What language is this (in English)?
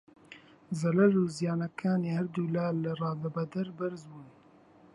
Central Kurdish